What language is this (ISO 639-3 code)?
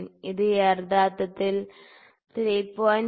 mal